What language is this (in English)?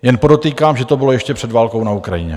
Czech